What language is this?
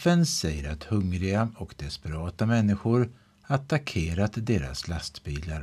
Swedish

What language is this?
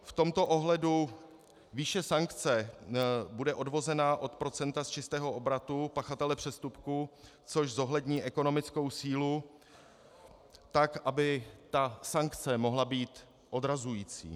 Czech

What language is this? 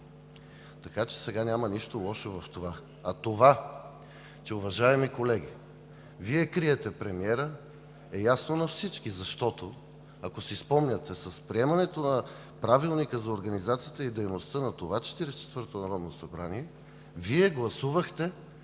Bulgarian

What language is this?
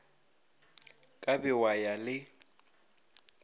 Northern Sotho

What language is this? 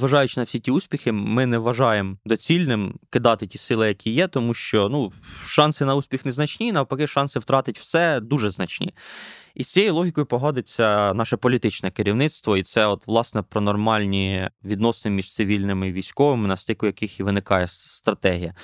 Ukrainian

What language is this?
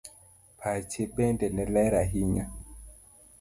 Luo (Kenya and Tanzania)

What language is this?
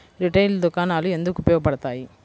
Telugu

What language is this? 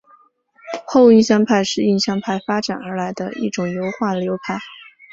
Chinese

